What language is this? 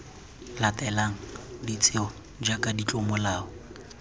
Tswana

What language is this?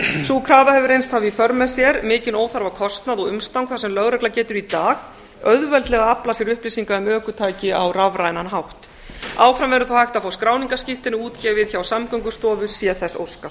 Icelandic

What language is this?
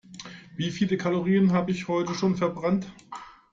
German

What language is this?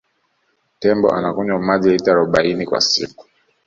Swahili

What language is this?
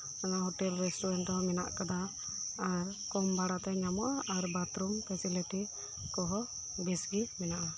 Santali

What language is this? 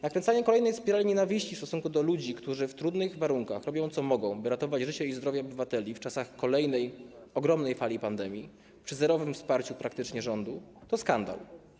Polish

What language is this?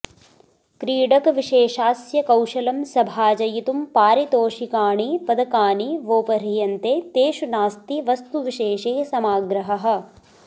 Sanskrit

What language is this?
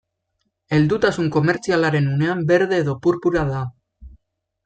Basque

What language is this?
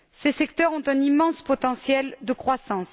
French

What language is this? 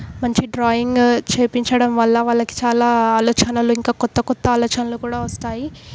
Telugu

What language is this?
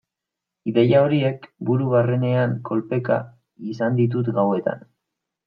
Basque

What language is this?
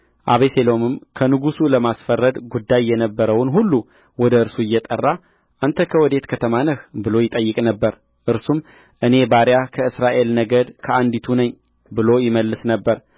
Amharic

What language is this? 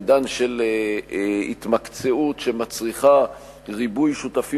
Hebrew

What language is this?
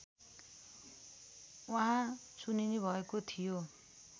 Nepali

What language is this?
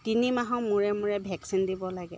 Assamese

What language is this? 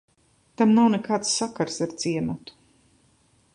Latvian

